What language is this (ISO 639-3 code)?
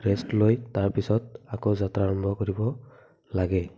asm